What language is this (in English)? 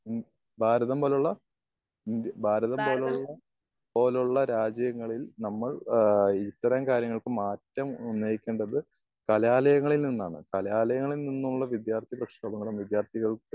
Malayalam